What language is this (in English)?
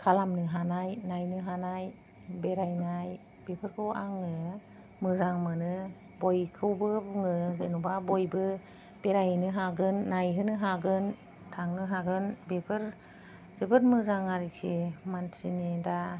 Bodo